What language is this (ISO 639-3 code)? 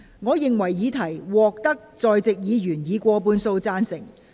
yue